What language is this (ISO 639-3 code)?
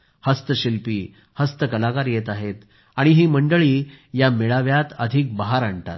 mar